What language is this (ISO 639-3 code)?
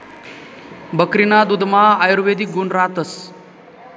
mar